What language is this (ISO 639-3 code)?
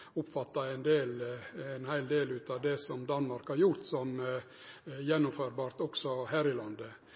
nno